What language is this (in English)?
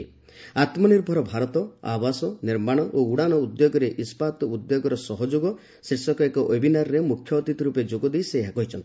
Odia